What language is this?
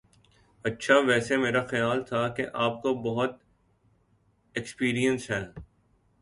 Urdu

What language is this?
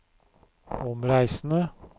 Norwegian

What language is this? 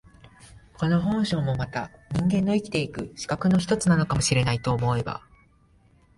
Japanese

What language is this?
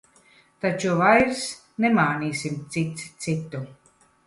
Latvian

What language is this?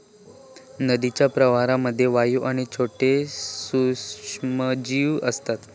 Marathi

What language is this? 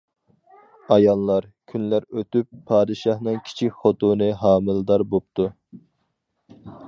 Uyghur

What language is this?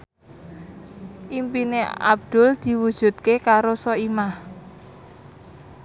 Javanese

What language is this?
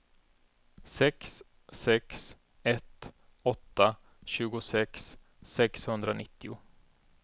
Swedish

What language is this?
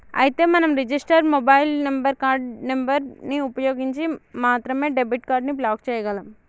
Telugu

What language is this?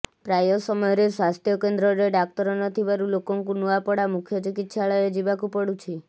Odia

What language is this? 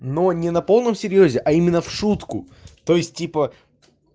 Russian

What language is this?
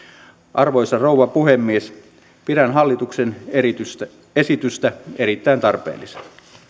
Finnish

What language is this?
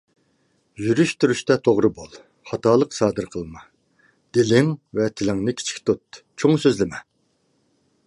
Uyghur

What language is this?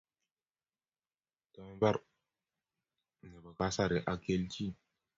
Kalenjin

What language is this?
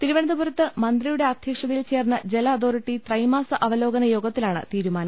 Malayalam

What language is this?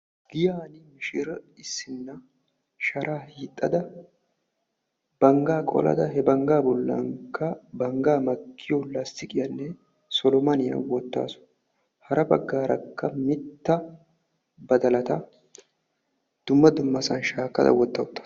Wolaytta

